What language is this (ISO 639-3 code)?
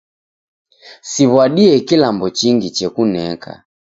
dav